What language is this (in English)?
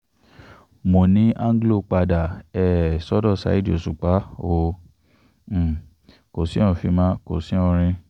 Yoruba